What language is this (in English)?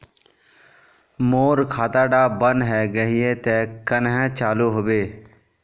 Magahi